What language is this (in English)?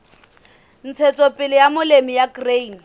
Southern Sotho